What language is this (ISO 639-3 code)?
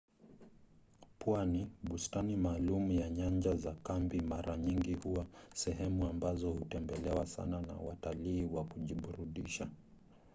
swa